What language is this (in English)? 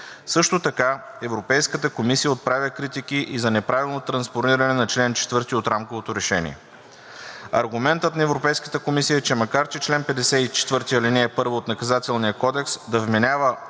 Bulgarian